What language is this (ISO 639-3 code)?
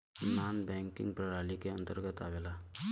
bho